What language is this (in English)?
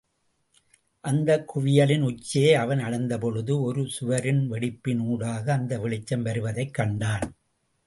Tamil